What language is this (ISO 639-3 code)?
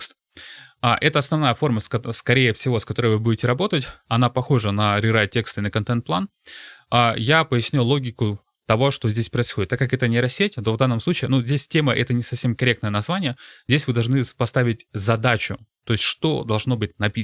rus